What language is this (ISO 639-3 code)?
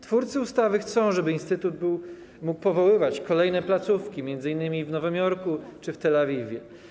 pol